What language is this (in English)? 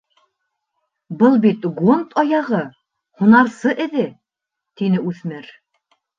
Bashkir